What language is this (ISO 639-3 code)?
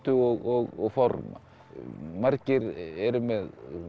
isl